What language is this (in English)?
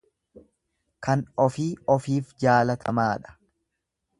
Oromo